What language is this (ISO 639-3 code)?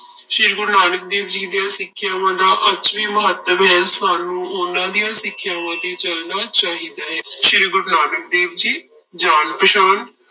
pan